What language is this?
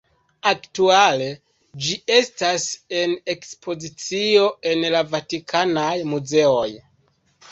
Esperanto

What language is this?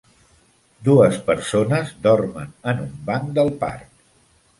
Catalan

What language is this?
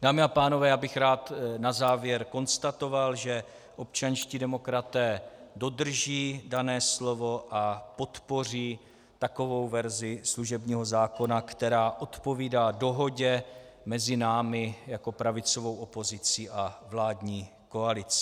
Czech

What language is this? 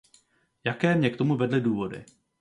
Czech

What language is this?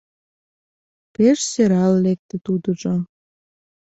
Mari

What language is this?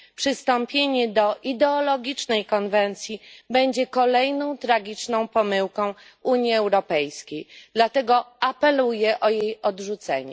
Polish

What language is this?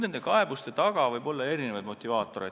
Estonian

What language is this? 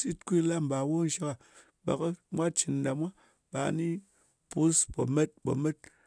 Ngas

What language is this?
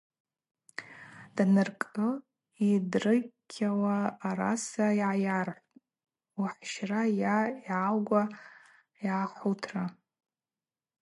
Abaza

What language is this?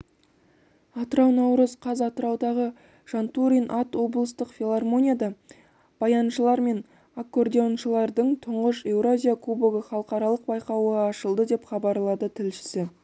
Kazakh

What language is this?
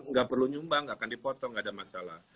Indonesian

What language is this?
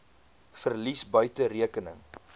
Afrikaans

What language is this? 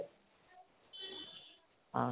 Assamese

